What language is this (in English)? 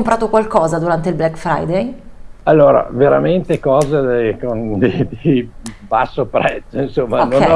Italian